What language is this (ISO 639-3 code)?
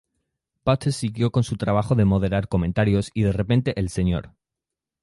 spa